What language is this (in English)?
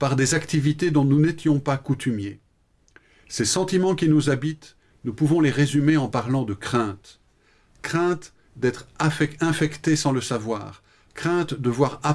French